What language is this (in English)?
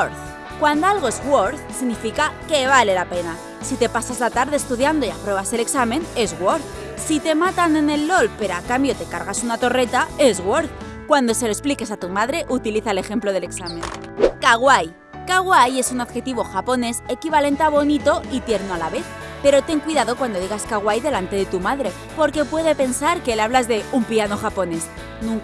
Spanish